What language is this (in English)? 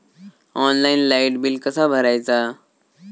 Marathi